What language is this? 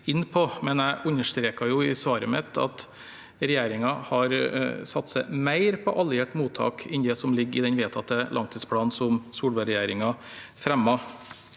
Norwegian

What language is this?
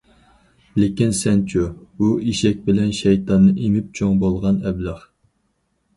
Uyghur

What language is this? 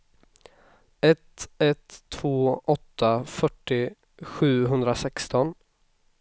Swedish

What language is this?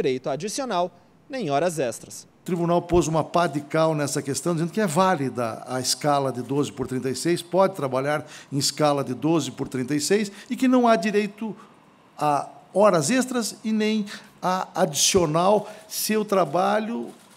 Portuguese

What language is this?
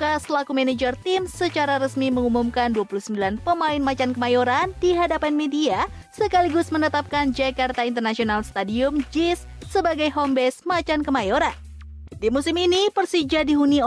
Indonesian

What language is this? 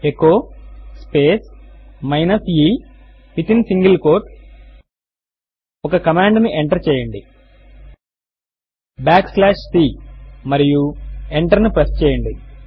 Telugu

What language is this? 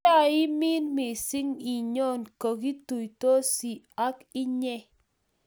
Kalenjin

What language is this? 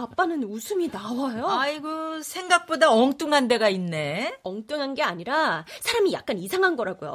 Korean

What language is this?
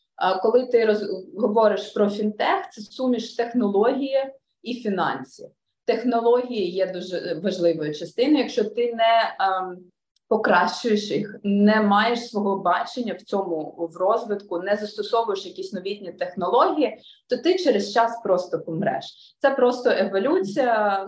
Ukrainian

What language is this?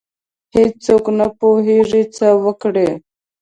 Pashto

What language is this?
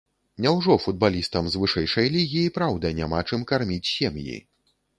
Belarusian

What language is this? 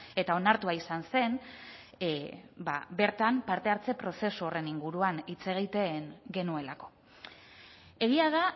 Basque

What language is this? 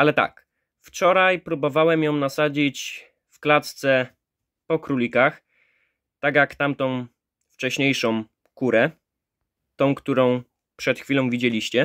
Polish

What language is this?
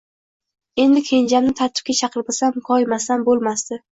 Uzbek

